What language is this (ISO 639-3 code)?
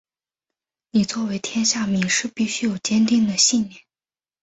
zho